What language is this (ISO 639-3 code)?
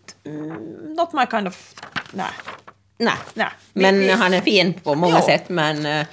swe